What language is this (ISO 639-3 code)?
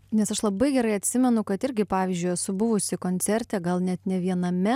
lit